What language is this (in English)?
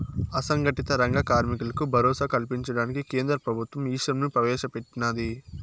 Telugu